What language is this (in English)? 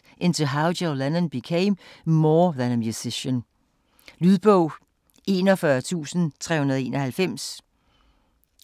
Danish